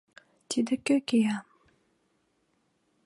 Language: Mari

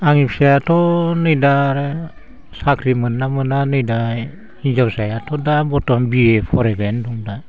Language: Bodo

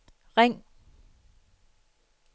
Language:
Danish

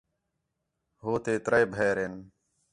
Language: Khetrani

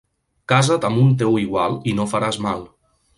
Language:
Catalan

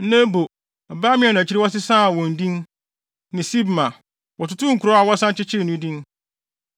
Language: Akan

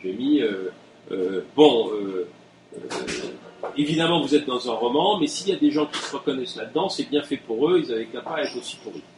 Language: French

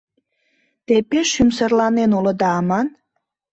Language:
Mari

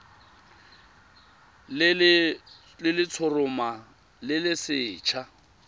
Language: Tswana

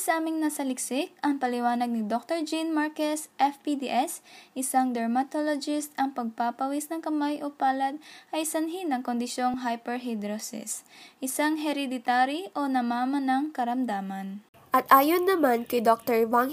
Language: Filipino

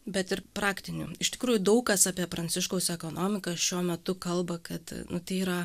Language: Lithuanian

